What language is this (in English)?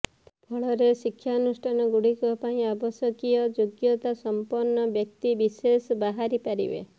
Odia